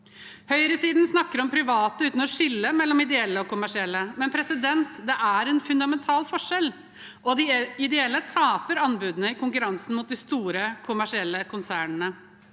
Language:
Norwegian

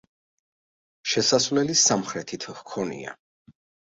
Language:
Georgian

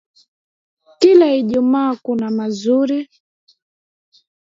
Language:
Swahili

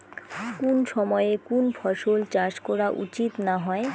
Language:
Bangla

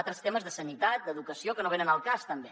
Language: Catalan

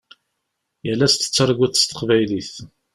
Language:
Kabyle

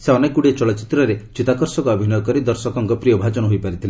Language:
Odia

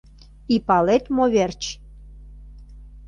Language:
Mari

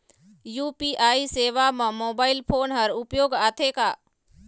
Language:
Chhattisgarhi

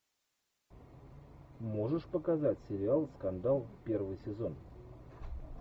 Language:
Russian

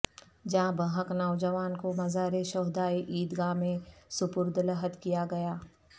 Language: Urdu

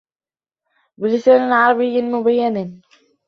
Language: Arabic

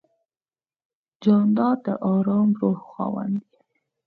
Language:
Pashto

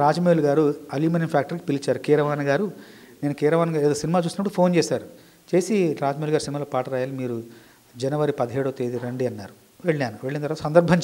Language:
Hindi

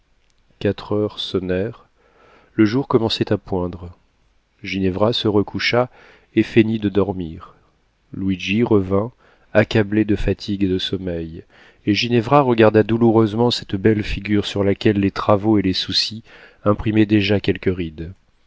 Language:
French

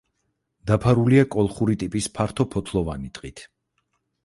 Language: Georgian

